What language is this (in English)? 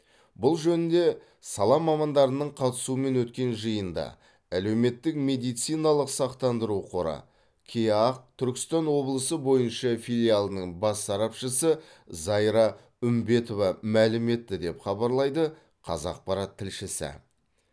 Kazakh